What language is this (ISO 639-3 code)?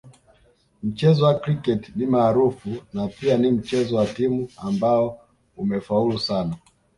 swa